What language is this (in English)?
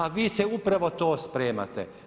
Croatian